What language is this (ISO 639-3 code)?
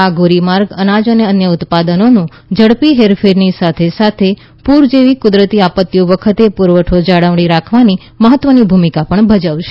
guj